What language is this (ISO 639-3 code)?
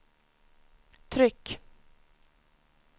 swe